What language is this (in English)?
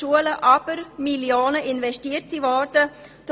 Swiss German